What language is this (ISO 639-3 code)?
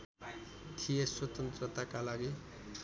nep